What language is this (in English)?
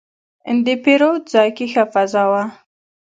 Pashto